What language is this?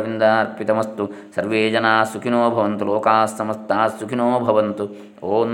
Kannada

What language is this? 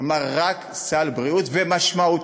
Hebrew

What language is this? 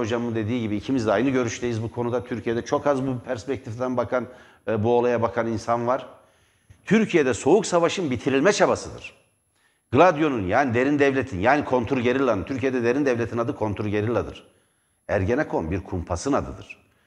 Turkish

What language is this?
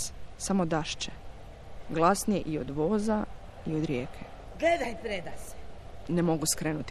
Croatian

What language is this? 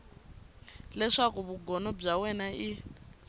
Tsonga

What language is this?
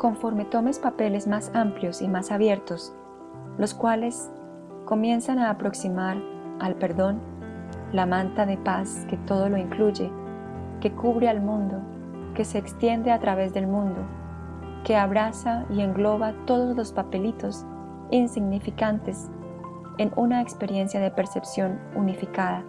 Spanish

